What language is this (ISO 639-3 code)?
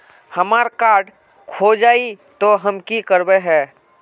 mag